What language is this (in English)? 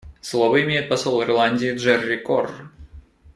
Russian